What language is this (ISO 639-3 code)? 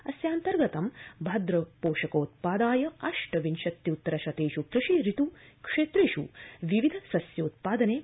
san